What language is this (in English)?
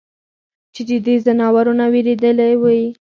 Pashto